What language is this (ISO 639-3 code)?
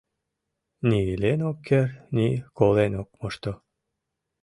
chm